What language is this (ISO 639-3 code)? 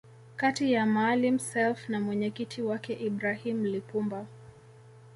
swa